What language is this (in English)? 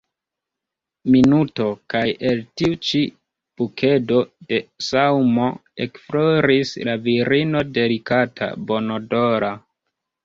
Esperanto